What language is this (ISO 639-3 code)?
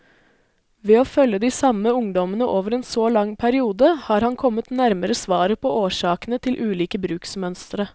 nor